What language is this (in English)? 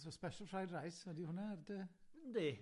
Welsh